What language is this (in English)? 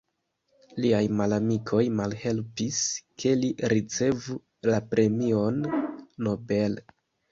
Esperanto